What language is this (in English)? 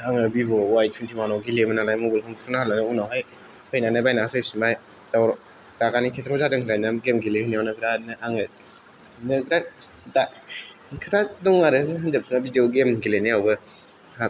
Bodo